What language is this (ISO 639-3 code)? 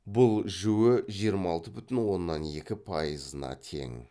kaz